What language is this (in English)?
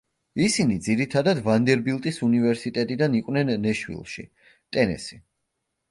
Georgian